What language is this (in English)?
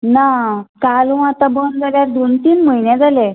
Konkani